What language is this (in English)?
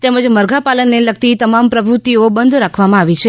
Gujarati